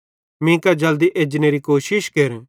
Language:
Bhadrawahi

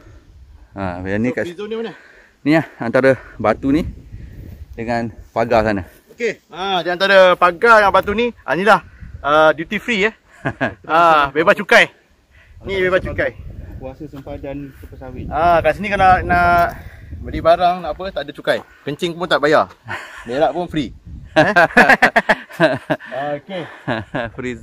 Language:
Malay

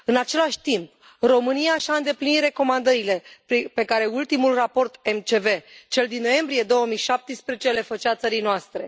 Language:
Romanian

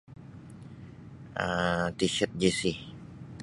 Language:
Sabah Bisaya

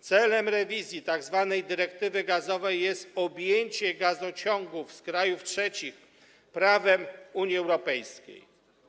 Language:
Polish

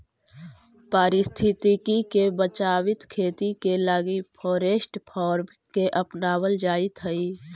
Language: Magahi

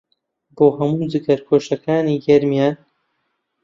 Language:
Central Kurdish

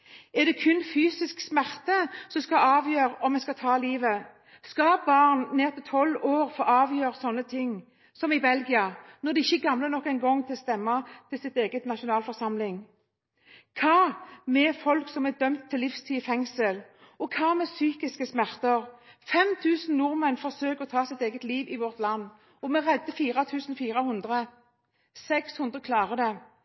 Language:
Norwegian Bokmål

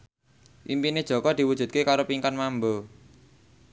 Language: Javanese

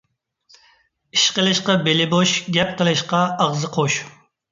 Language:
Uyghur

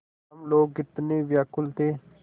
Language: Hindi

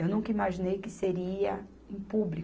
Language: Portuguese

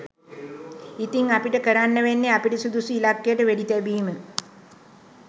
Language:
Sinhala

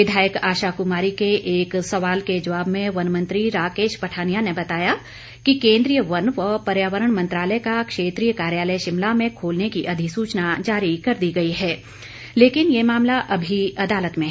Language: Hindi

